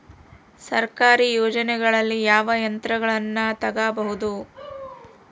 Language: Kannada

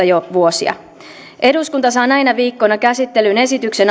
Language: Finnish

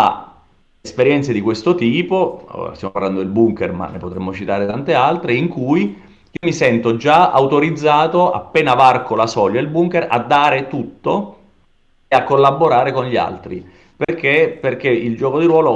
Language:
Italian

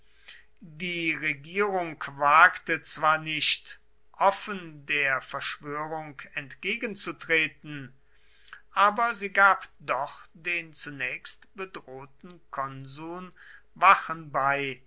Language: German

